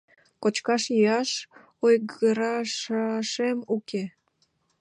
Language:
Mari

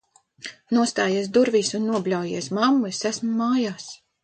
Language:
Latvian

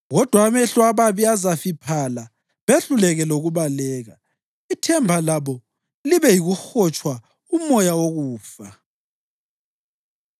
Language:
North Ndebele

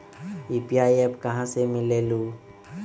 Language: Magahi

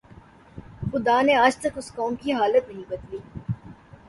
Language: Urdu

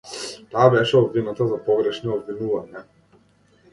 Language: Macedonian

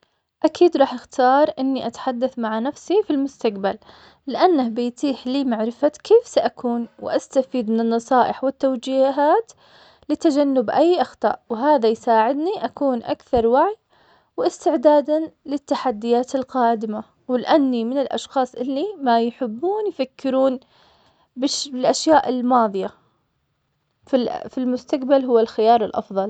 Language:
Omani Arabic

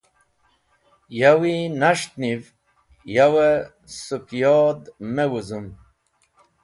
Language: Wakhi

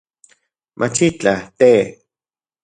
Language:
Central Puebla Nahuatl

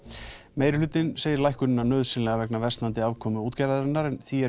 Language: Icelandic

